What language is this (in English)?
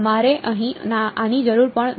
Gujarati